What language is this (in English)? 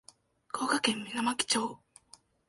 Japanese